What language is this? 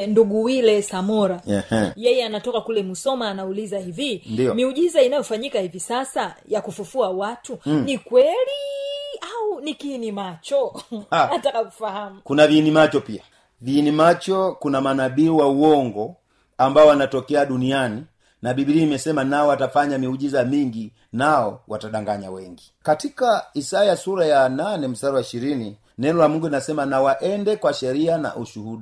Swahili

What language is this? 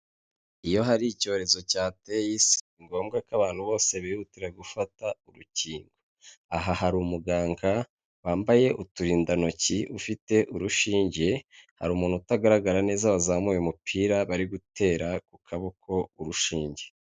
Kinyarwanda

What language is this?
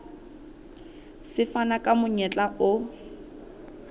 Southern Sotho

